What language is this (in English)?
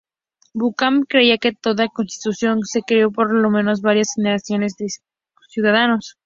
Spanish